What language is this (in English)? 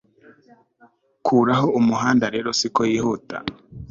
Kinyarwanda